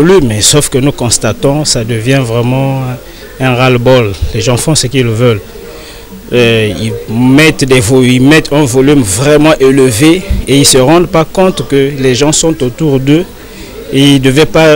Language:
French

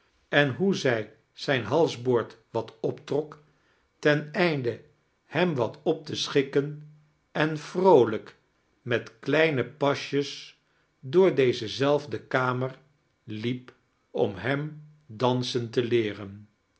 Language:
Dutch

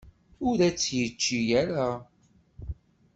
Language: Kabyle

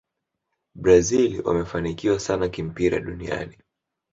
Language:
Swahili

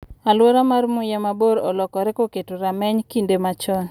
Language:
Luo (Kenya and Tanzania)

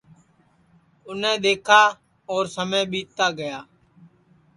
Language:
Sansi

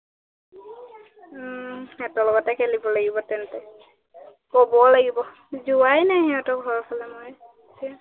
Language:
Assamese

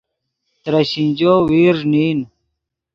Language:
Yidgha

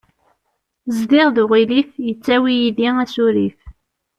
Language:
Kabyle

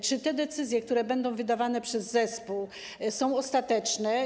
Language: Polish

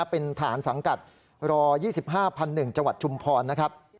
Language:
Thai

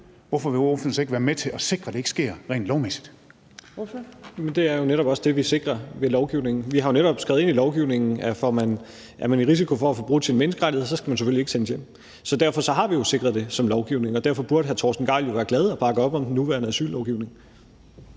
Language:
Danish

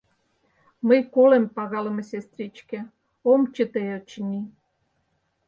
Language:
Mari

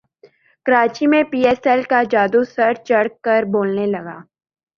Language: Urdu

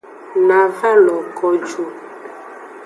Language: Aja (Benin)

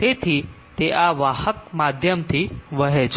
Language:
Gujarati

